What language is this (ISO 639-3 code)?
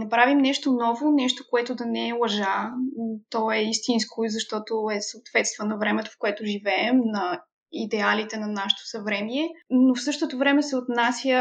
bul